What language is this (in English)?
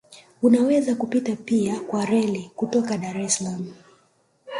Swahili